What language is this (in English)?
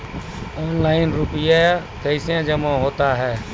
Maithili